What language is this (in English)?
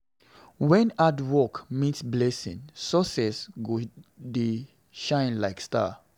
Nigerian Pidgin